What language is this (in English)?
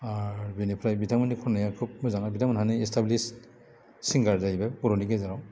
Bodo